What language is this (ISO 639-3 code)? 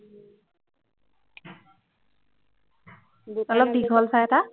asm